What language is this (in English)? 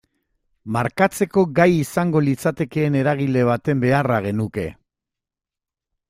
Basque